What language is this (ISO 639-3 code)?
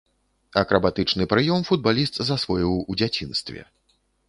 bel